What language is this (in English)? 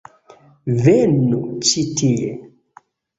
Esperanto